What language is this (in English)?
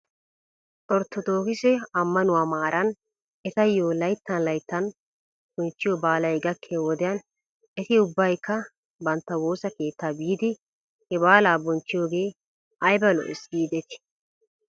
Wolaytta